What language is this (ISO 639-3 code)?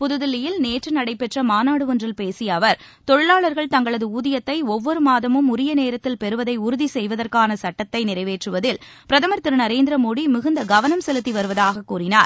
tam